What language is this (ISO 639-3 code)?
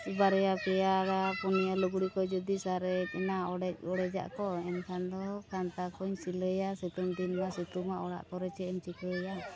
sat